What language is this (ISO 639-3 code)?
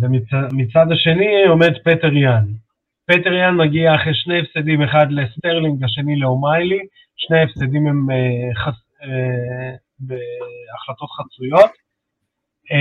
heb